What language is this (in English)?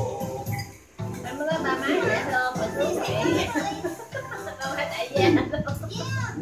Vietnamese